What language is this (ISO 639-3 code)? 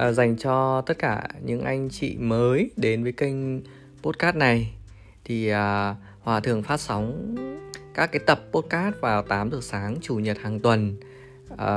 vie